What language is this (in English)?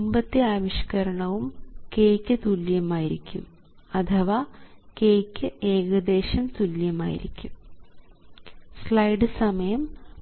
Malayalam